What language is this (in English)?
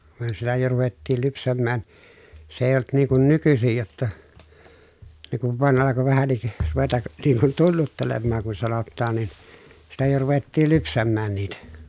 Finnish